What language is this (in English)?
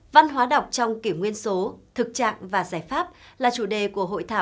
Vietnamese